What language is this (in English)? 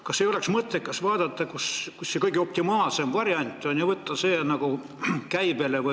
Estonian